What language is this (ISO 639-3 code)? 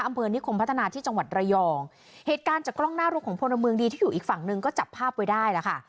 tha